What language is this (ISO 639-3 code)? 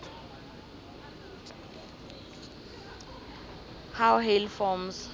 nbl